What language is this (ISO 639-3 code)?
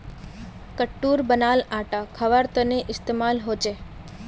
mag